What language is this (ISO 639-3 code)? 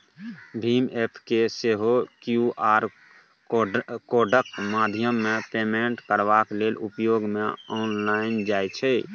mai